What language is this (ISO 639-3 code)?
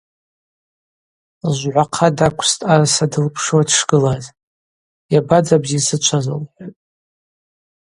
abq